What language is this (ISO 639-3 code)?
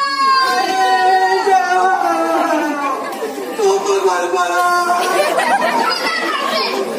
kor